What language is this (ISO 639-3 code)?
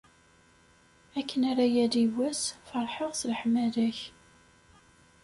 kab